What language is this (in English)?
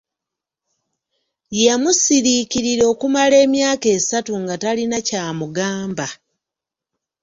Ganda